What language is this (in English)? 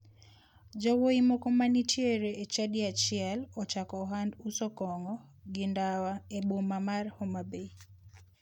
Luo (Kenya and Tanzania)